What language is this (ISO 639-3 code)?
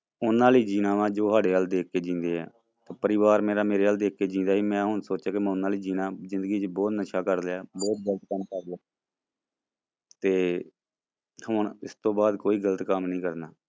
pan